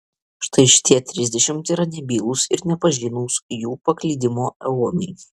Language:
Lithuanian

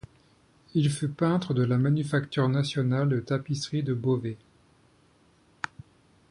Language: French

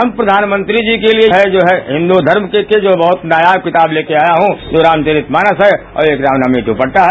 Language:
Hindi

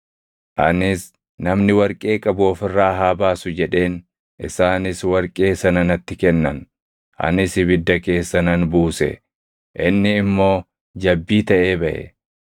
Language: Oromo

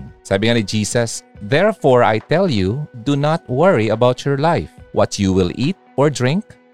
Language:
Filipino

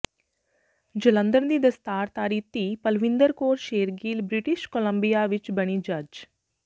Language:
Punjabi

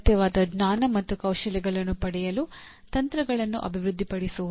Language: Kannada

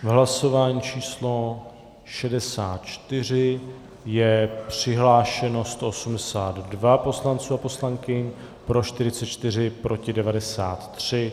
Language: Czech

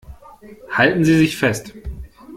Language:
German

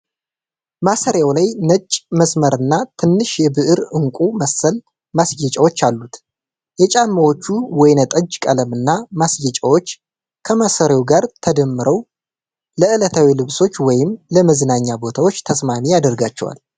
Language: Amharic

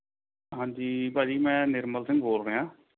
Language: Punjabi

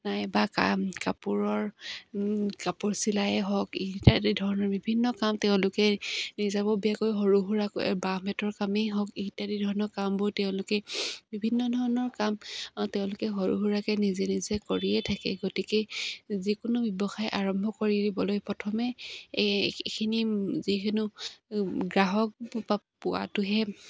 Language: Assamese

